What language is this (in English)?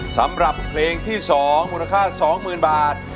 Thai